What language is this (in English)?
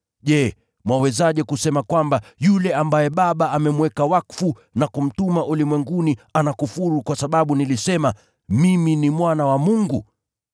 Swahili